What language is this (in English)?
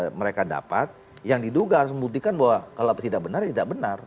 Indonesian